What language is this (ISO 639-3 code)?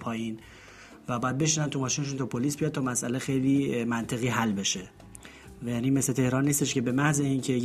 fas